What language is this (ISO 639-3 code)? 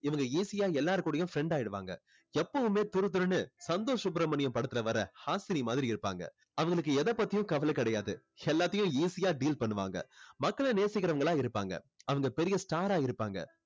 tam